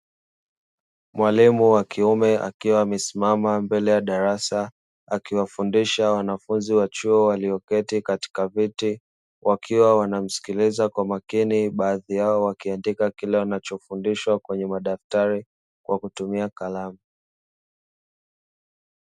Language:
Swahili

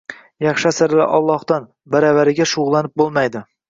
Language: Uzbek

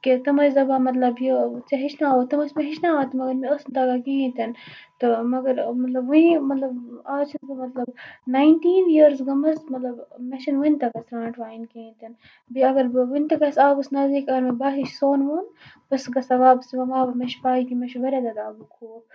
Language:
Kashmiri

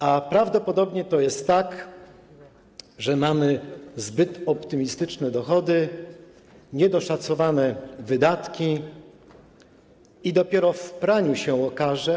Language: Polish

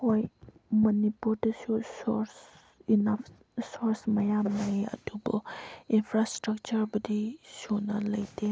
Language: Manipuri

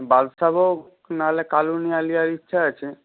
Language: Bangla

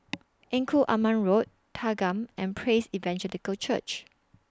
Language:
English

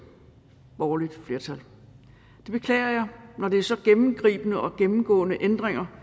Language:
Danish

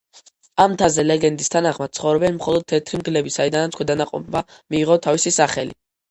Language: Georgian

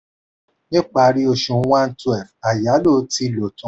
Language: Yoruba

